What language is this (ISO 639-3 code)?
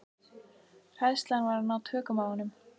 isl